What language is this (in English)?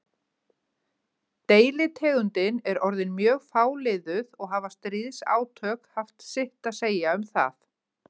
Icelandic